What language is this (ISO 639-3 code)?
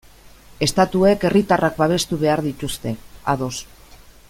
eus